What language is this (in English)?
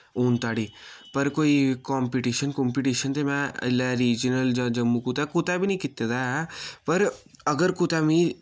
Dogri